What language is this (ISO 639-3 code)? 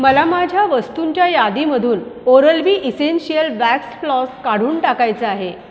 mar